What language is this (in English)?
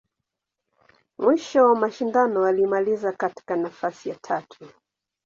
Swahili